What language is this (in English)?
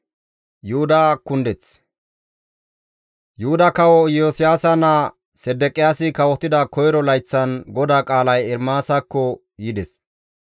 Gamo